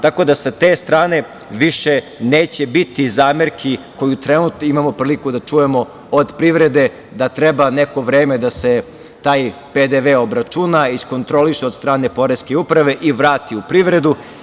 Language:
Serbian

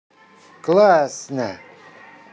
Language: Russian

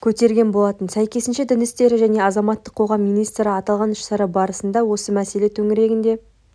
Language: Kazakh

